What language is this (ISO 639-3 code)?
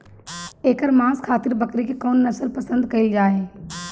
bho